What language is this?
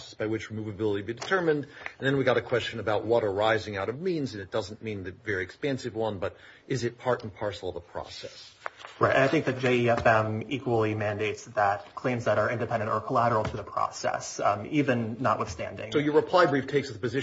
English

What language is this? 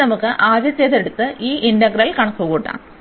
Malayalam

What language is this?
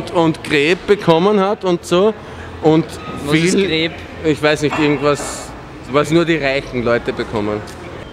German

